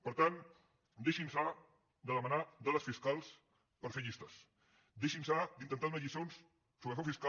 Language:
Catalan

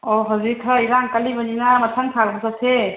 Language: Manipuri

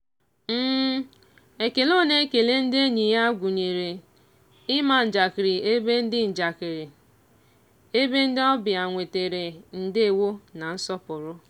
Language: Igbo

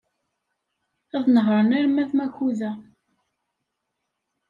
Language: Kabyle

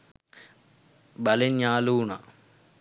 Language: Sinhala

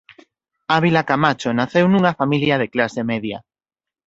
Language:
Galician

